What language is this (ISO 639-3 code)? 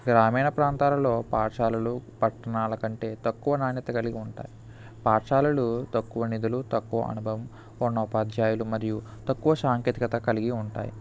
tel